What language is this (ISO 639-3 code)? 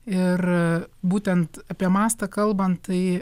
lit